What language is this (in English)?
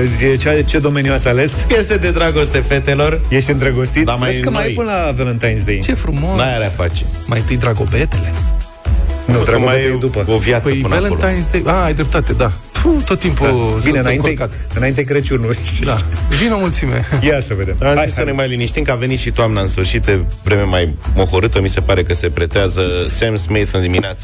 Romanian